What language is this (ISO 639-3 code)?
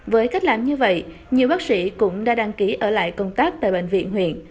vie